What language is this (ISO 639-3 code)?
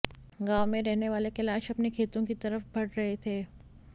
hin